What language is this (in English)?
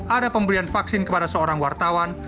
Indonesian